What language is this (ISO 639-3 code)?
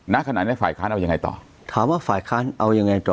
tha